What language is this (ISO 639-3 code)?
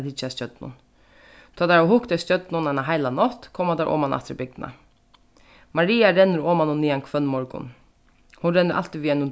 fao